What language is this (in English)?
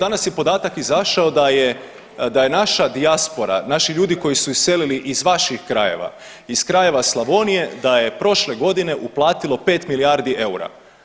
Croatian